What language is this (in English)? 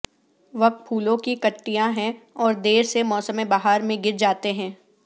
Urdu